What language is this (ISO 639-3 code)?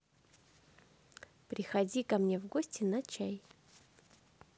rus